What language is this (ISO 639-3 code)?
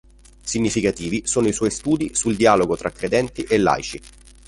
ita